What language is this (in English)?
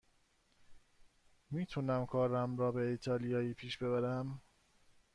Persian